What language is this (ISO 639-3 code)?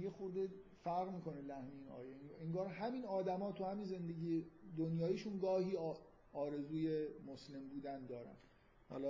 fas